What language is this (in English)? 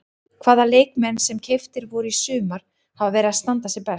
Icelandic